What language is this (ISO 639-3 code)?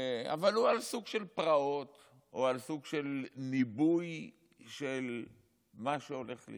heb